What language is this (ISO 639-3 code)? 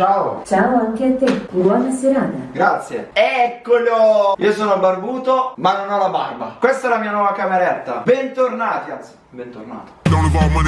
ita